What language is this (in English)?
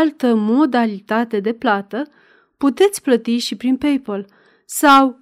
Romanian